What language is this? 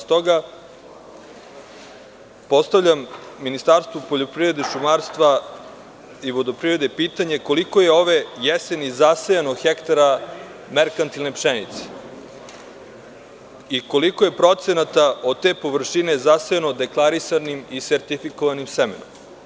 Serbian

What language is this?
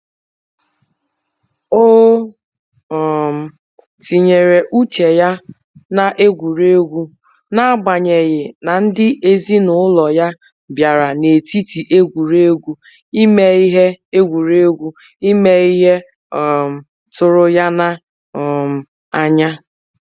Igbo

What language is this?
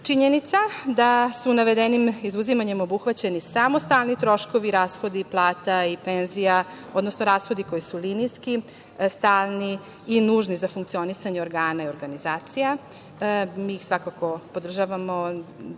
Serbian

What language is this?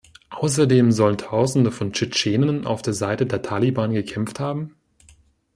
German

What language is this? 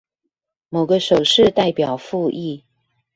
Chinese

